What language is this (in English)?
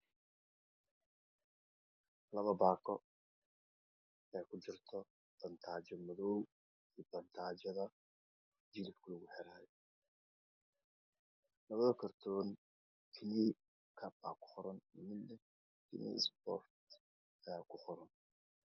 Somali